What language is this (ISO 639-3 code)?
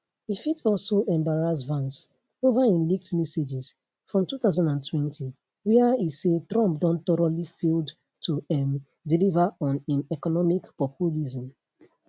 pcm